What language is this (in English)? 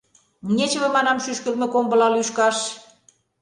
Mari